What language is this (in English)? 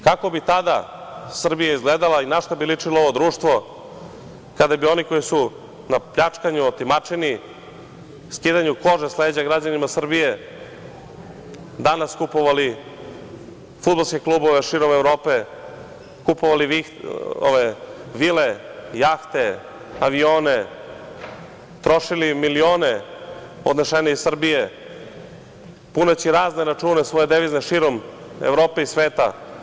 Serbian